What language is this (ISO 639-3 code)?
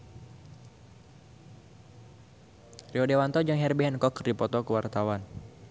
sun